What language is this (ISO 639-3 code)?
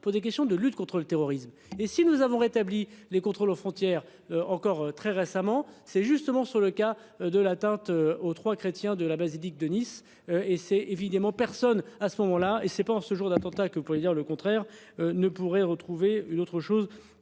fra